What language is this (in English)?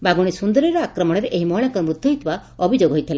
Odia